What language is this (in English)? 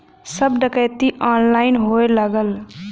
Bhojpuri